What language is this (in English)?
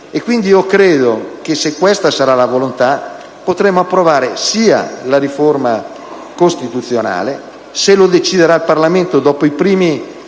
Italian